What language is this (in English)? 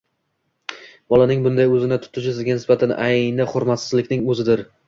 Uzbek